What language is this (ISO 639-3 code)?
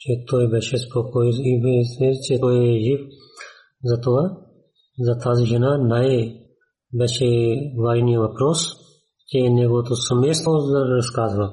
bul